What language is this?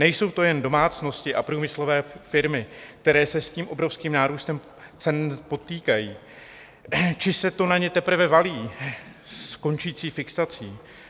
Czech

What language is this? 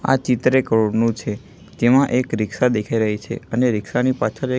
Gujarati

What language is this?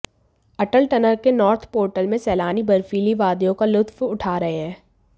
Hindi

